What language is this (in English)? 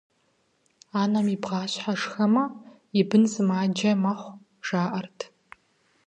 Kabardian